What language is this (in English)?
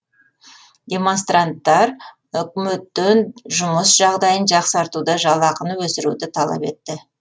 Kazakh